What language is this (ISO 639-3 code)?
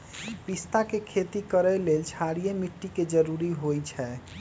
mag